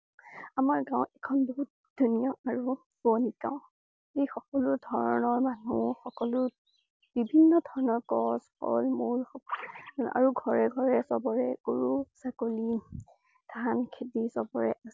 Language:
Assamese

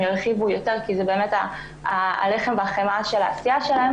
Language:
Hebrew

